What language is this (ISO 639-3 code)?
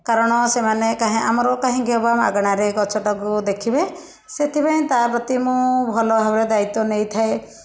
ori